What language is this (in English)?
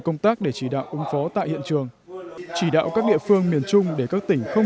Vietnamese